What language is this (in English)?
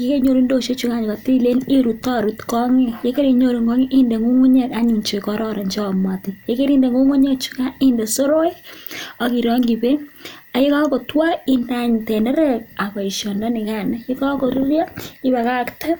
Kalenjin